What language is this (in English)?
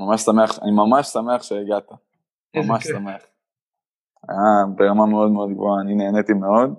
Hebrew